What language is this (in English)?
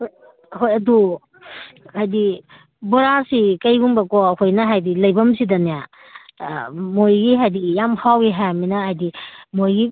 Manipuri